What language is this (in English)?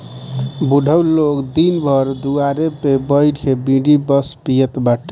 Bhojpuri